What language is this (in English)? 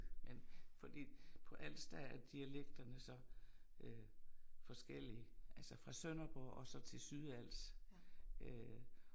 Danish